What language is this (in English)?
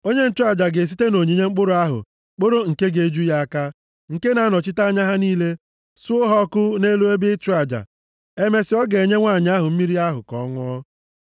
Igbo